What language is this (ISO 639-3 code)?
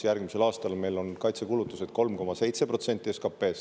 est